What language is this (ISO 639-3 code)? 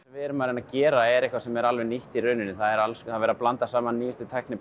isl